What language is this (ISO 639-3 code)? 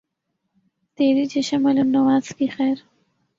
urd